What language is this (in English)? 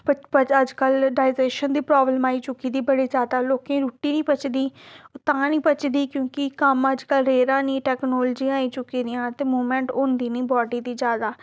Dogri